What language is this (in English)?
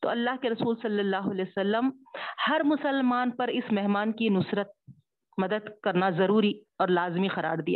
Urdu